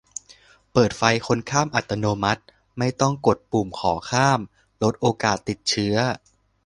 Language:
Thai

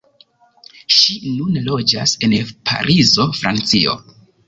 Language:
Esperanto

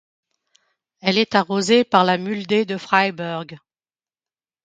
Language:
French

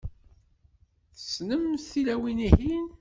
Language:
Kabyle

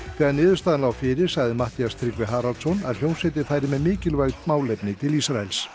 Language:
Icelandic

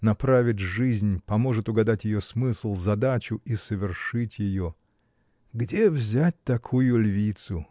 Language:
Russian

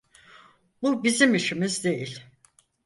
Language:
Turkish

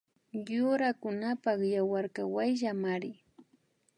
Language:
Imbabura Highland Quichua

